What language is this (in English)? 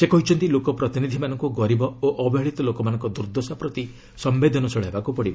Odia